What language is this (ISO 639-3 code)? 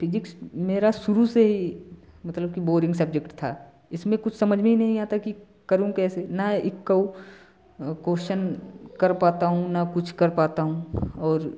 hin